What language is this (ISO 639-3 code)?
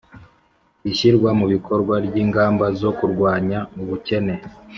kin